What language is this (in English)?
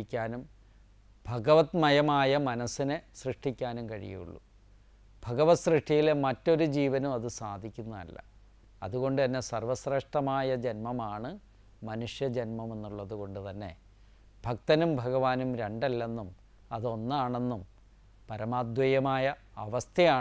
Malayalam